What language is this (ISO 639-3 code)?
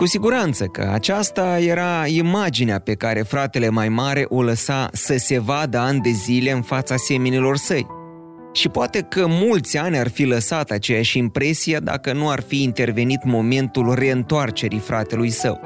ron